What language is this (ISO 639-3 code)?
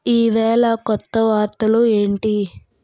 tel